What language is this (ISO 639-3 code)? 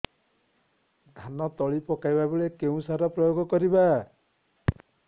ori